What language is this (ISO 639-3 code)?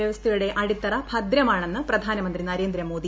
mal